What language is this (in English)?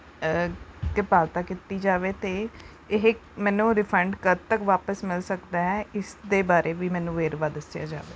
Punjabi